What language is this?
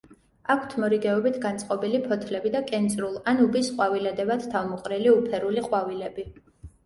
Georgian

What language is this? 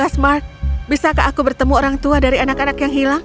Indonesian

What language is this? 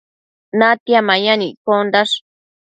Matsés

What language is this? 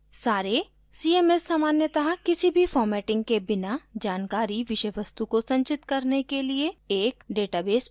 Hindi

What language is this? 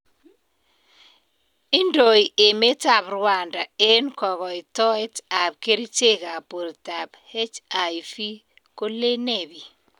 Kalenjin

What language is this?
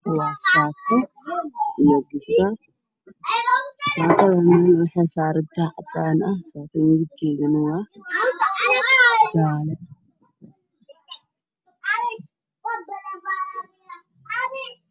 Somali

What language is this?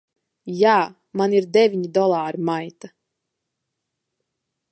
Latvian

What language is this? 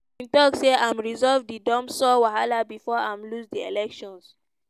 Nigerian Pidgin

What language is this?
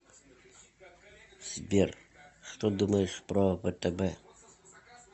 Russian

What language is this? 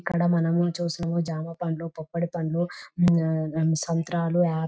Telugu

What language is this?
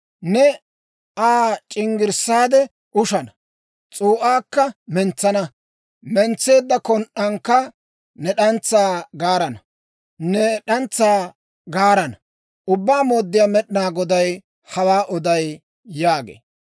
Dawro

